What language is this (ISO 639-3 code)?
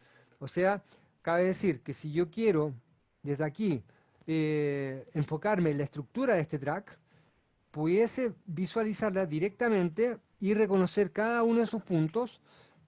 spa